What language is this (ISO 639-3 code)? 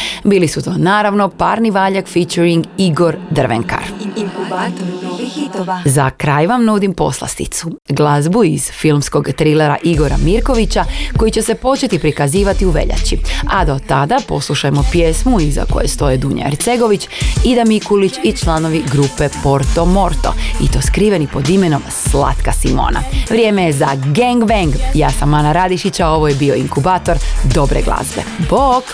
hrv